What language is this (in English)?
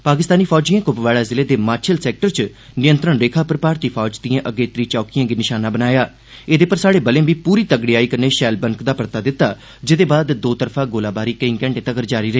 Dogri